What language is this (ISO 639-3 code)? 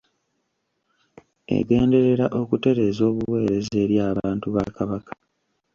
lug